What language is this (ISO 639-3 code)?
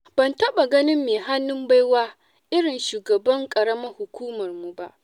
hau